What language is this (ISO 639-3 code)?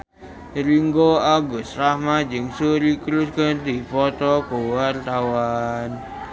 sun